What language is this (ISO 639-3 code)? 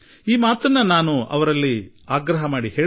kan